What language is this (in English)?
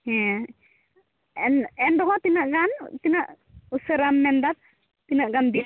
Santali